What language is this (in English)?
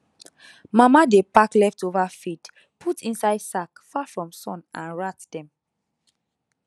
Nigerian Pidgin